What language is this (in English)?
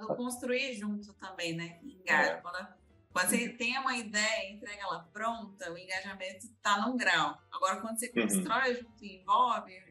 Portuguese